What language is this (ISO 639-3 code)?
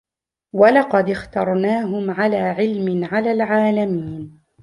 ara